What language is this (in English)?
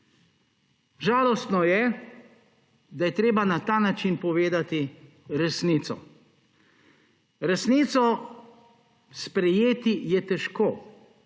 Slovenian